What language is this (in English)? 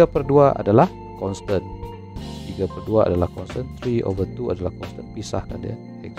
Malay